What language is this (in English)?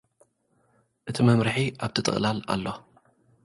Tigrinya